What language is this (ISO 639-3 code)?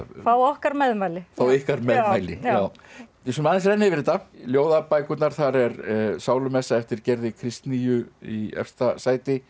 isl